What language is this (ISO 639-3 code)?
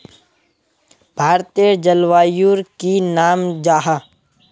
mag